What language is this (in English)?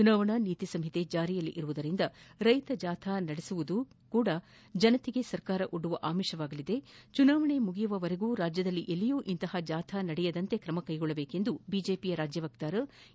Kannada